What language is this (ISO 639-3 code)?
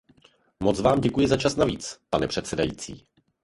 ces